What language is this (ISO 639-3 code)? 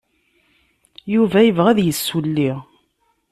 kab